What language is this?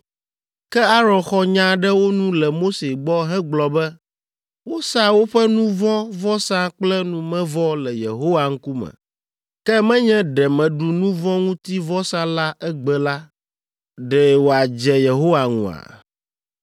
Ewe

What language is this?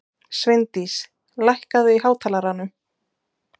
Icelandic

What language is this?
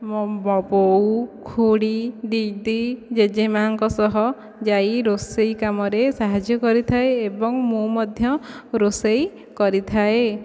Odia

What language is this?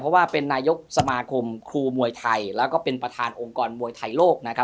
Thai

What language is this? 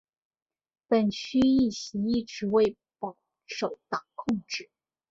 Chinese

